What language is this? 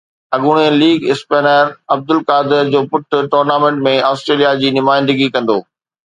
Sindhi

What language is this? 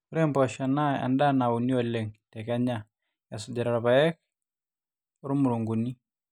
Masai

